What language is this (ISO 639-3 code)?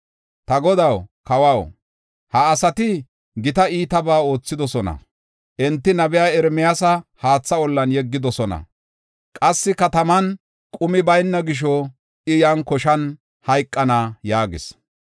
gof